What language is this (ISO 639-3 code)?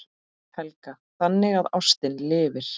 isl